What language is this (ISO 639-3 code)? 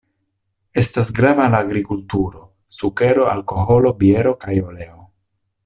epo